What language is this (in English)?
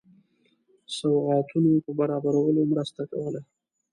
Pashto